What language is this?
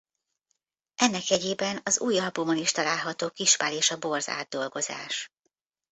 Hungarian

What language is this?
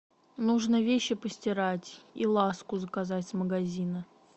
Russian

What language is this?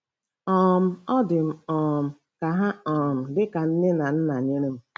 Igbo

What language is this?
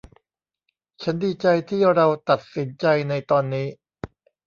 Thai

